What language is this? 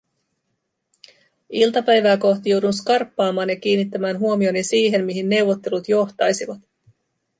Finnish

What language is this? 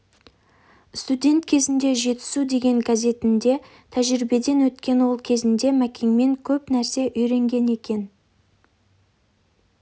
Kazakh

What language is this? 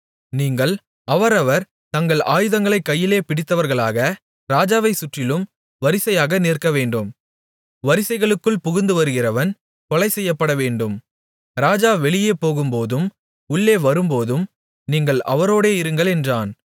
Tamil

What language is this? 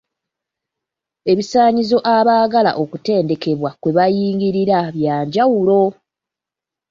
Ganda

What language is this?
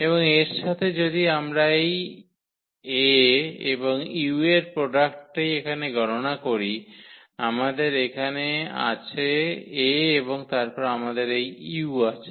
Bangla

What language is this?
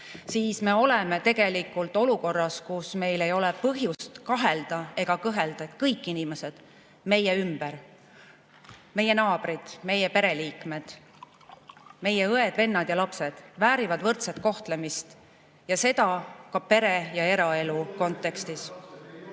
Estonian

